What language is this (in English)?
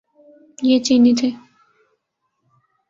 Urdu